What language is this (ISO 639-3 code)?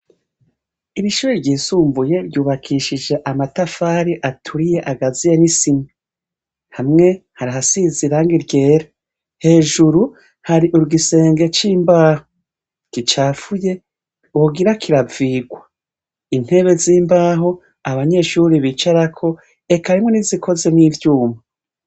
run